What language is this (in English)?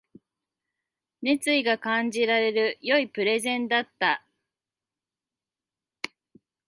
Japanese